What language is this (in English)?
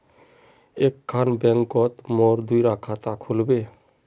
Magahi